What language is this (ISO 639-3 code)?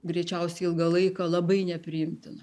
lit